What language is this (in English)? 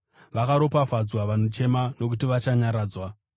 Shona